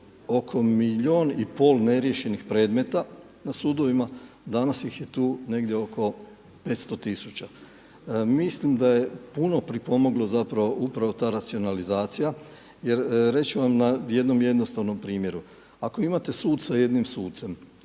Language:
Croatian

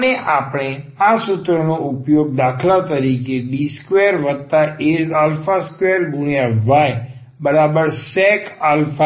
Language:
Gujarati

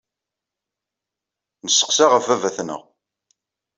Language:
Kabyle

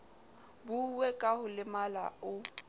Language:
Southern Sotho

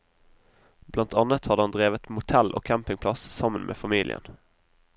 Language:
Norwegian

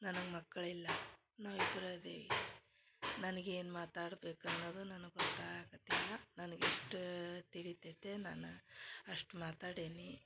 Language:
Kannada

